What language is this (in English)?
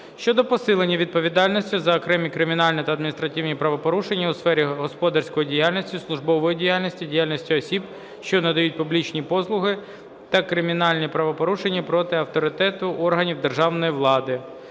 Ukrainian